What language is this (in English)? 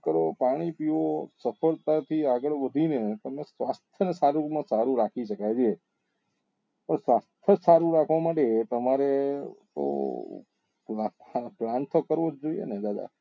Gujarati